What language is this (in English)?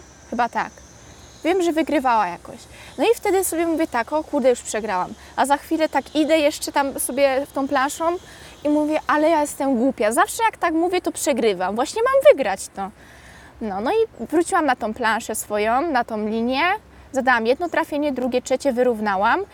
Polish